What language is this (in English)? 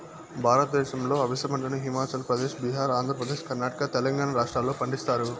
Telugu